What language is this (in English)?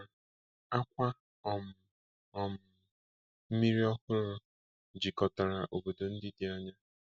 Igbo